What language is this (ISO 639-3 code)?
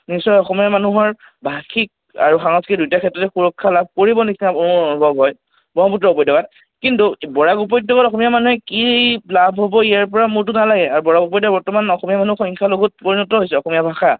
asm